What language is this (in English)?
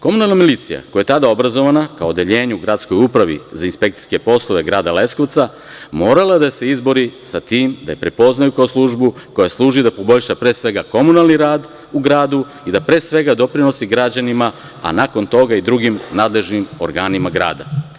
Serbian